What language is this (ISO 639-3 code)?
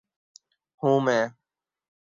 urd